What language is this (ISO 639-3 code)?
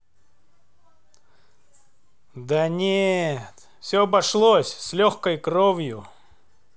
rus